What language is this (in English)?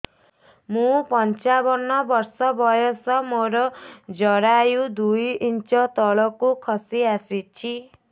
Odia